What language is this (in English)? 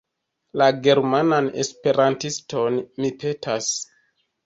Esperanto